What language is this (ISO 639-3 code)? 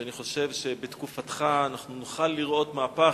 heb